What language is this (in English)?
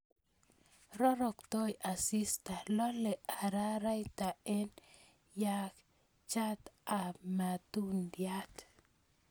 Kalenjin